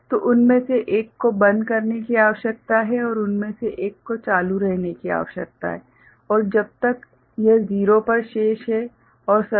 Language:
Hindi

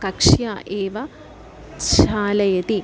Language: Sanskrit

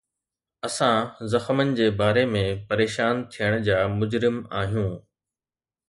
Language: Sindhi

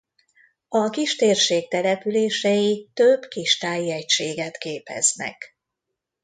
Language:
Hungarian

